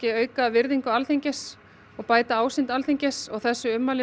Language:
Icelandic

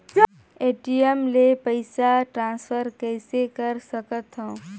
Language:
Chhattisgarhi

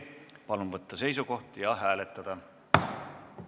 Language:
Estonian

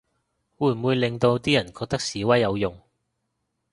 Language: Cantonese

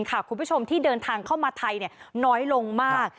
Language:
Thai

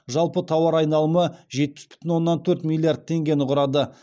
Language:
Kazakh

